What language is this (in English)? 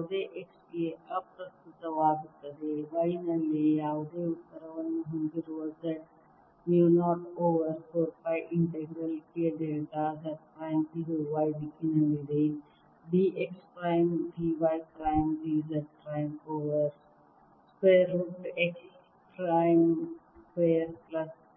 Kannada